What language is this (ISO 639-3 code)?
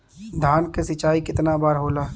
bho